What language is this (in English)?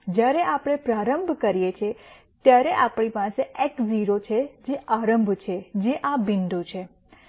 Gujarati